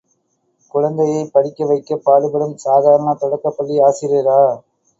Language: Tamil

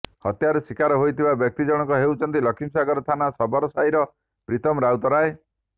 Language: Odia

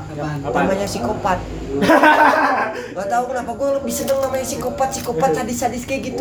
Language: Indonesian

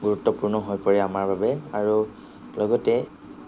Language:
Assamese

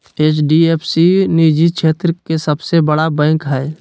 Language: Magahi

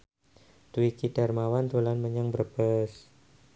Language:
Javanese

